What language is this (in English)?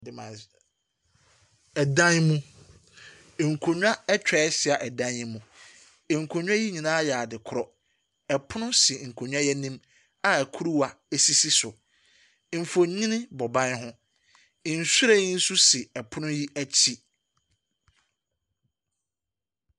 Akan